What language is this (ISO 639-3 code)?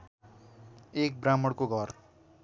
nep